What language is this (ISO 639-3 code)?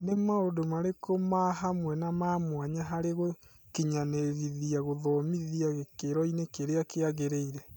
kik